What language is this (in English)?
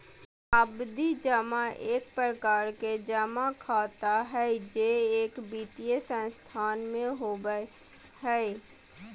Magahi